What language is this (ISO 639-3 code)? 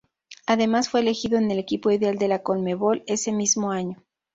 spa